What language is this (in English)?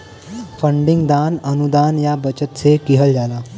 Bhojpuri